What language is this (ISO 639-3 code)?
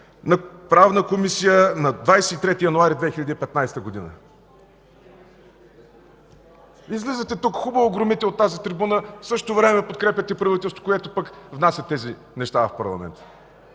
bul